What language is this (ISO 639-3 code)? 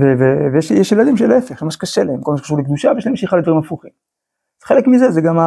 heb